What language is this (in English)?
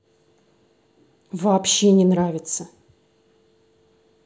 Russian